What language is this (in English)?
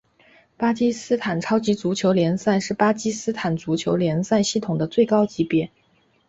Chinese